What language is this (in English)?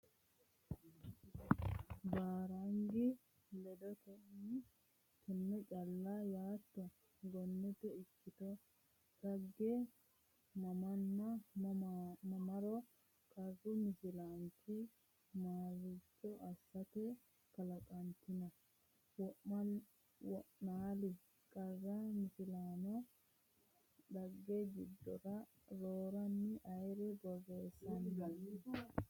Sidamo